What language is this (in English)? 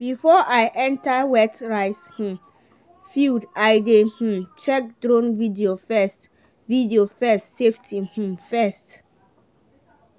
Nigerian Pidgin